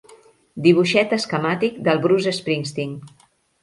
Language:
Catalan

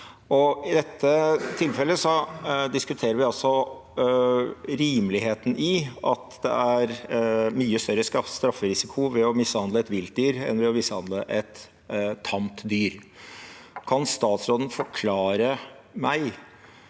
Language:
Norwegian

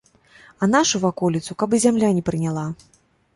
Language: Belarusian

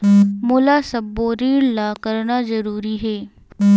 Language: Chhattisgarhi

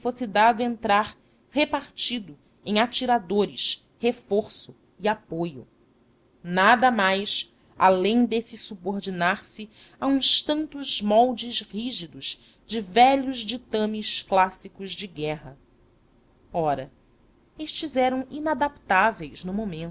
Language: Portuguese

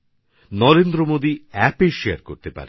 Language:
Bangla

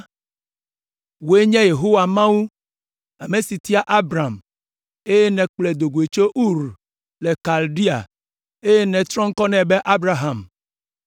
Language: Ewe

